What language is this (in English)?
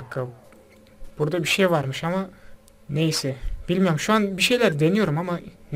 Turkish